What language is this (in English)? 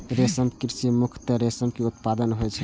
Maithili